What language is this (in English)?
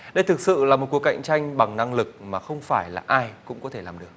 Vietnamese